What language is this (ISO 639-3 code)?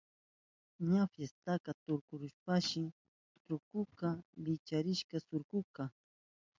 qup